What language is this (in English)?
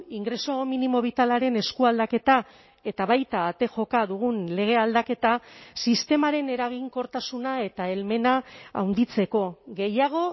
Basque